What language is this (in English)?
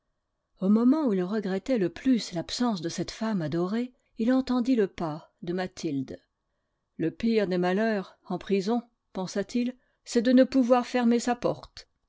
French